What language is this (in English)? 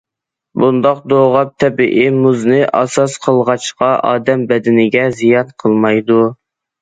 Uyghur